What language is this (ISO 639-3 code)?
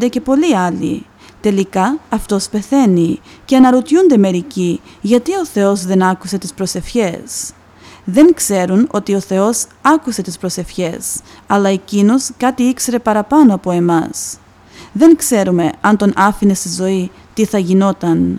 ell